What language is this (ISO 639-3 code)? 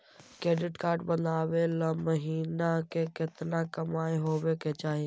mag